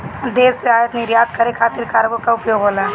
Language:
Bhojpuri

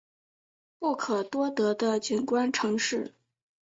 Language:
Chinese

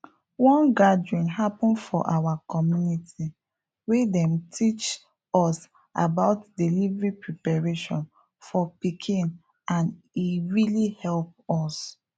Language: Nigerian Pidgin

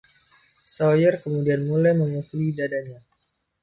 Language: Indonesian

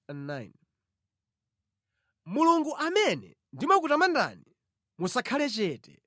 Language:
Nyanja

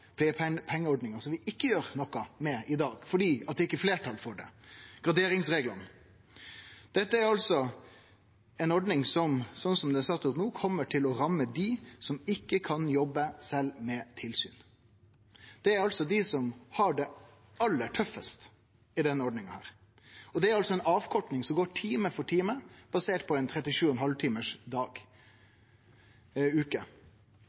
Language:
Norwegian Nynorsk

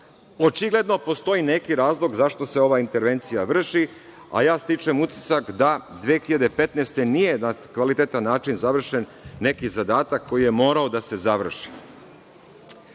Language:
Serbian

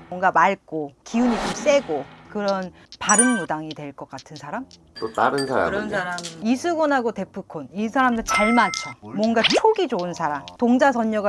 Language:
Korean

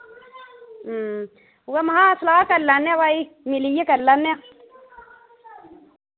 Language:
Dogri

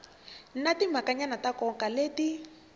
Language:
Tsonga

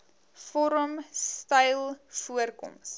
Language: Afrikaans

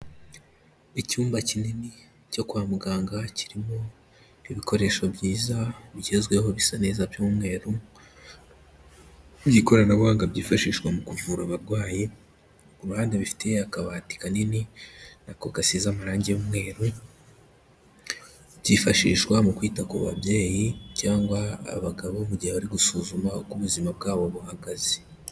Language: Kinyarwanda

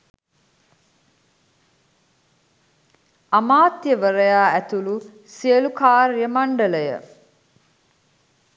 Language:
Sinhala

